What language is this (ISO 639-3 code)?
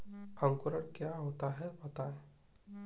hin